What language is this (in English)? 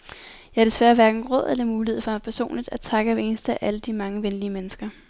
Danish